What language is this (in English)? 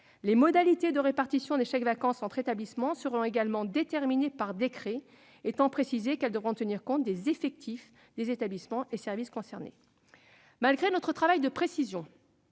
French